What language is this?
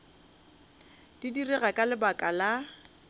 Northern Sotho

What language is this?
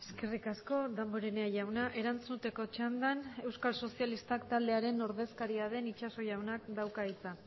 Basque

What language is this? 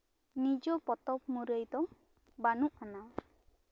Santali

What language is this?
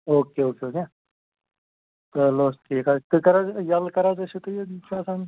Kashmiri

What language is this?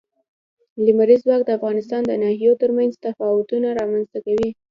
Pashto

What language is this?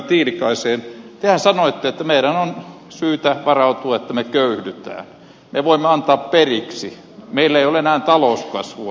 Finnish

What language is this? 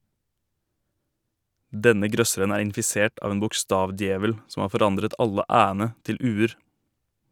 Norwegian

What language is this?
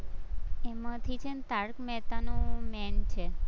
Gujarati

